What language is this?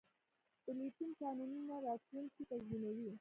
Pashto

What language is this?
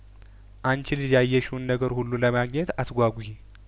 Amharic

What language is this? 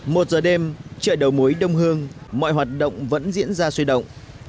Vietnamese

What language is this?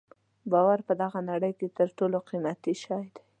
Pashto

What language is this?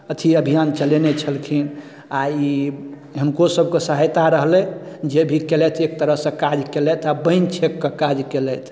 Maithili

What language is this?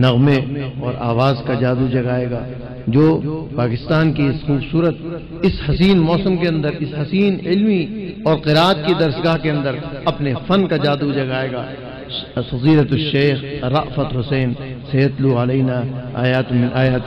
Arabic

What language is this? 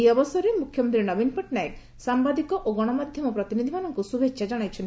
Odia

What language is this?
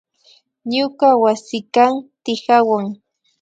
Imbabura Highland Quichua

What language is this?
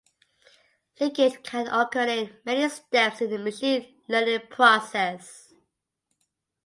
English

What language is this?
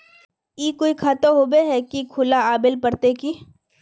Magahi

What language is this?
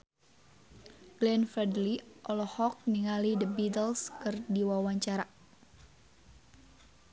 Sundanese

